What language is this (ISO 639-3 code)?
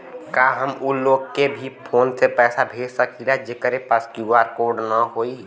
bho